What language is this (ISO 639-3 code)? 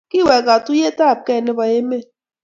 kln